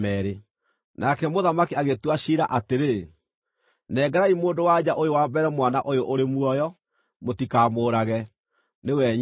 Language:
Kikuyu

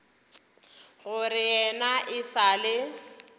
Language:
Northern Sotho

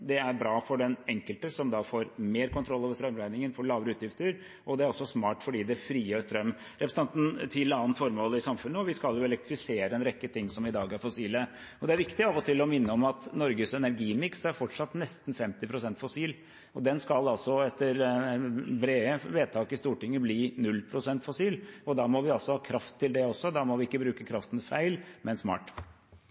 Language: Norwegian Bokmål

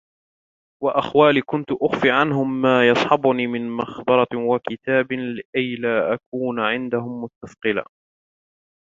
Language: Arabic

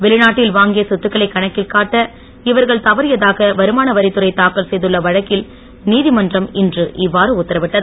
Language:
Tamil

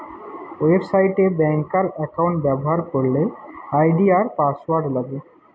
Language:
Bangla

